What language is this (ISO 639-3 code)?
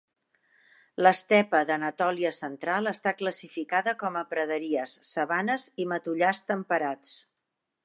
cat